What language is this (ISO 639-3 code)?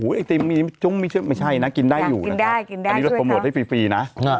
tha